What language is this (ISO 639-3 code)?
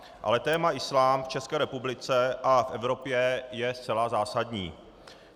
ces